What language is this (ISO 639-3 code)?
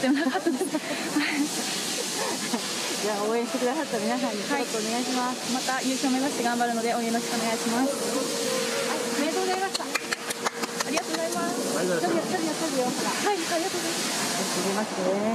jpn